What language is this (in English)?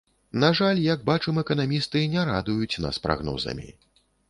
Belarusian